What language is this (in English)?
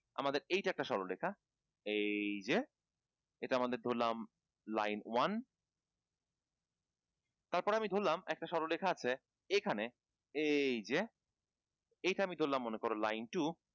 Bangla